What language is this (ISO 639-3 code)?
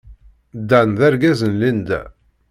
kab